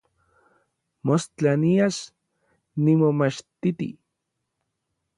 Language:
Orizaba Nahuatl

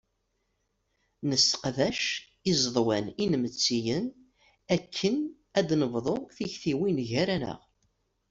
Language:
Kabyle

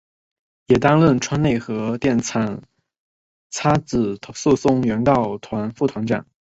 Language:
Chinese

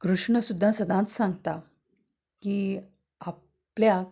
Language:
Konkani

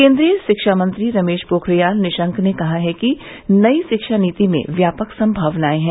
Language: Hindi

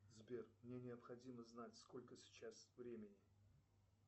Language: Russian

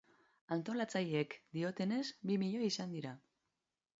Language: Basque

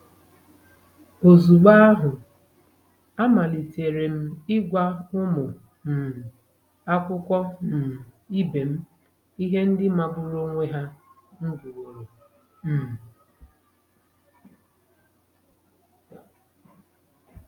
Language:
Igbo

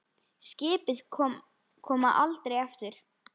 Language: Icelandic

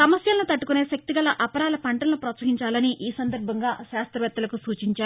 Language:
Telugu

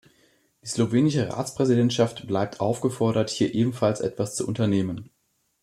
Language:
German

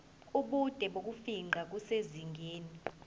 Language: Zulu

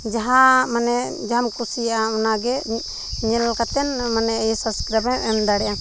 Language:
Santali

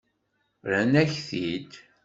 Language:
Kabyle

